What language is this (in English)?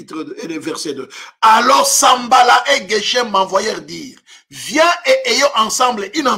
French